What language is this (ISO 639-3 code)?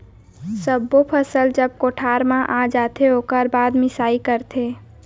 hne